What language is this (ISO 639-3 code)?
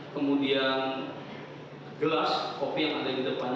ind